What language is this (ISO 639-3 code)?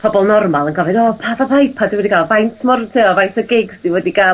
cym